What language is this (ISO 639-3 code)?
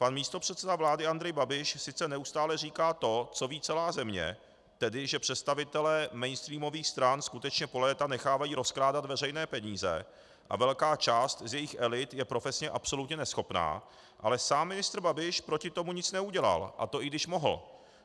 ces